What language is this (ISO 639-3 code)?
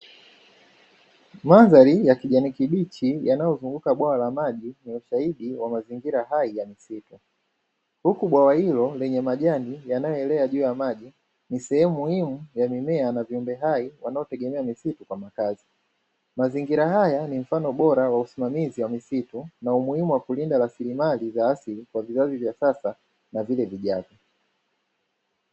swa